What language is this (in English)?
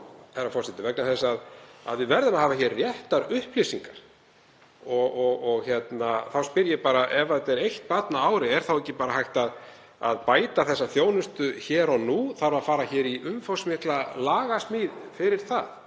Icelandic